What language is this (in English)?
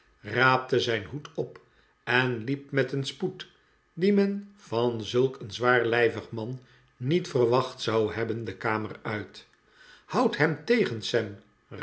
Dutch